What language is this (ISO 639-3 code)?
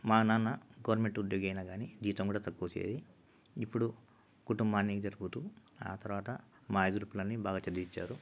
tel